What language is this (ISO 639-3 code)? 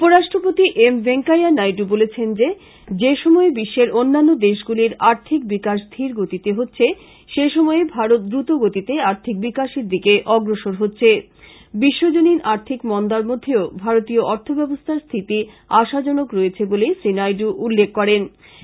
ben